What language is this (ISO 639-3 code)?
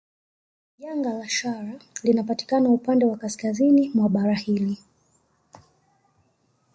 swa